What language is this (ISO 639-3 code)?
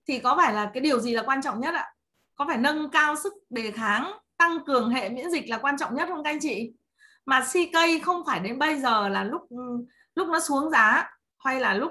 vie